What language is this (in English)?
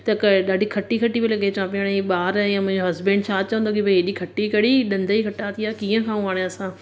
Sindhi